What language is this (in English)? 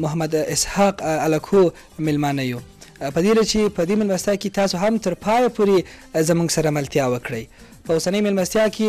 Arabic